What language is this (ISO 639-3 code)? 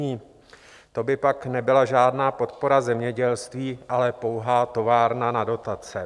ces